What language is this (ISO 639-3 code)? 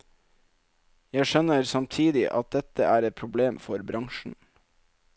nor